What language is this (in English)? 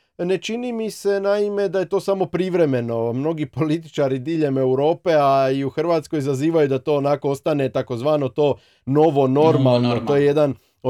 Croatian